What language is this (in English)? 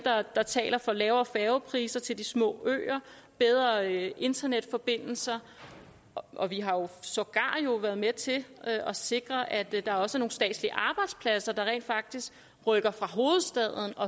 Danish